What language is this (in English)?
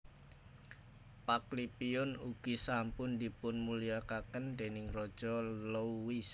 Javanese